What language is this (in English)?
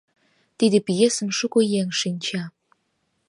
Mari